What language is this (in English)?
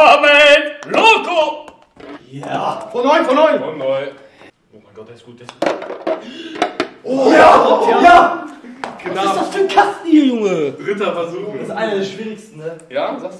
German